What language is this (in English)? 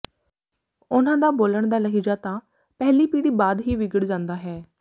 Punjabi